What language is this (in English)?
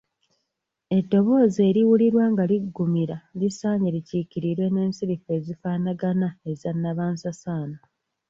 Ganda